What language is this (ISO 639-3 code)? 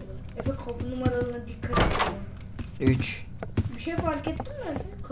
tur